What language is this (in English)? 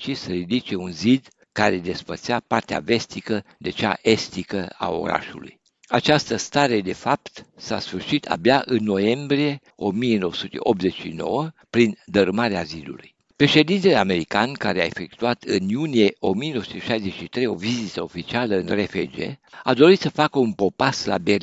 Romanian